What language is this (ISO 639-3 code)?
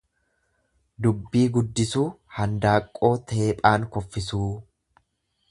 orm